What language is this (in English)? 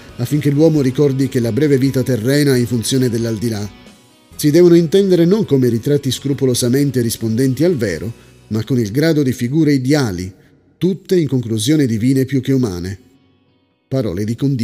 Italian